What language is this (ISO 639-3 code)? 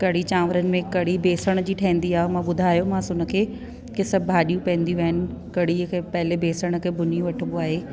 snd